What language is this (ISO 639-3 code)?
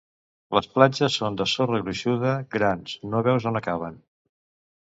cat